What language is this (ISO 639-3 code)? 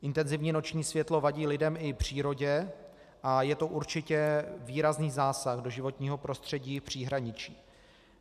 ces